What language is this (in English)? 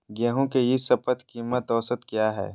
Magahi